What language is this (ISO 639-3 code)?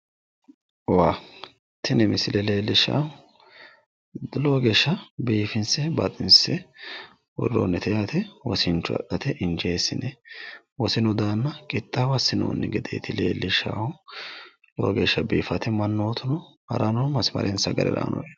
sid